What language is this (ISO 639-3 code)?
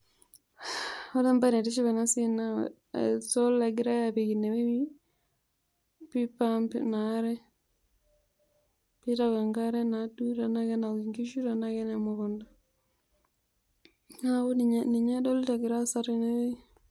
mas